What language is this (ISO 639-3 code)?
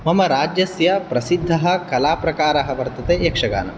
san